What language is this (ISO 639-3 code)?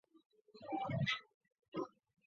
zho